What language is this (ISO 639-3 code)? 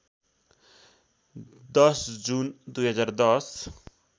nep